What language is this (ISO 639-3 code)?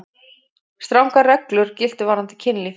isl